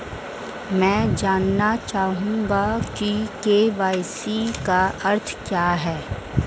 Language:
Hindi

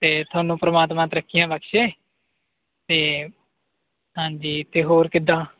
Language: Punjabi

